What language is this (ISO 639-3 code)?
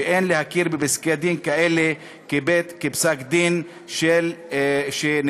heb